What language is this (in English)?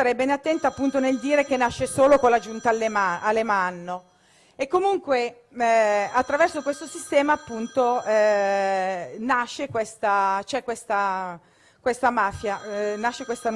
Italian